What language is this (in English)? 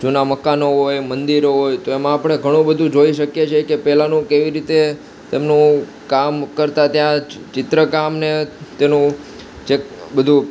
Gujarati